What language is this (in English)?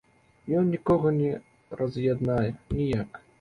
Belarusian